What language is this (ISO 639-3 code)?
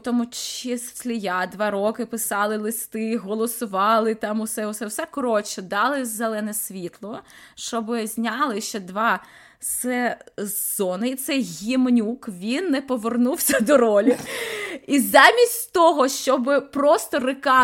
ukr